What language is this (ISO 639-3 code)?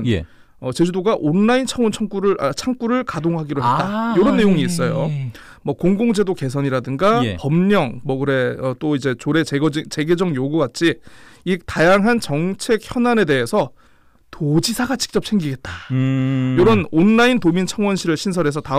kor